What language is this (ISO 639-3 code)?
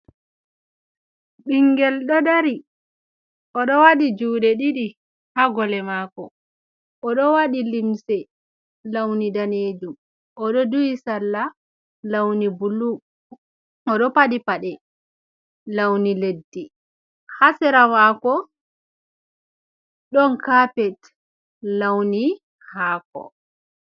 ful